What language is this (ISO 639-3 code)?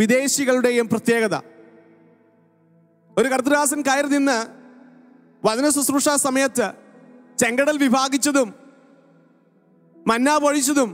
hin